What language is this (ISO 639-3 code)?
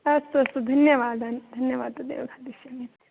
san